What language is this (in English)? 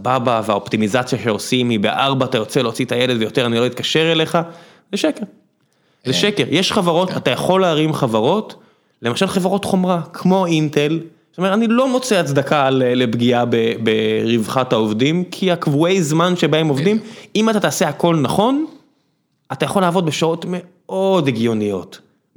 Hebrew